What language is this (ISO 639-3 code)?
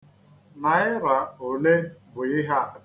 ibo